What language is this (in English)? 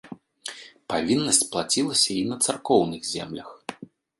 Belarusian